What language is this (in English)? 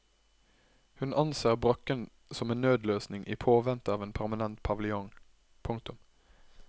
Norwegian